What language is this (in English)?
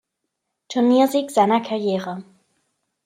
German